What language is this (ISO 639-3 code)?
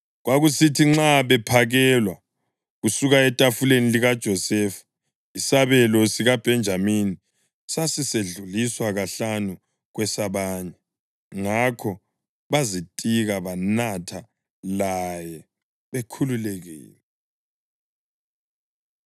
nde